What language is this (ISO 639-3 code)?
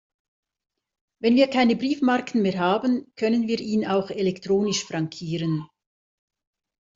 deu